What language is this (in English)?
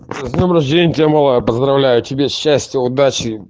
Russian